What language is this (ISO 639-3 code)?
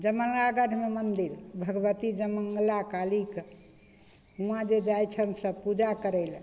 mai